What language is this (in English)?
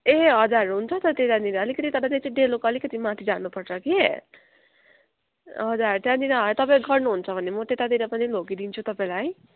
Nepali